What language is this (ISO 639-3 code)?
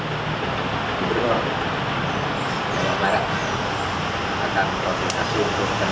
ind